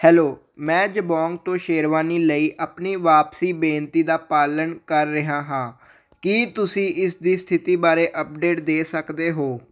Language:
Punjabi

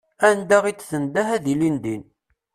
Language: Kabyle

